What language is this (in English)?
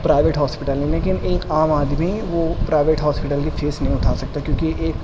Urdu